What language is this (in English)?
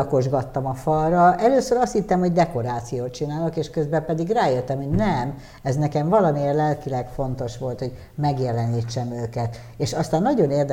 Hungarian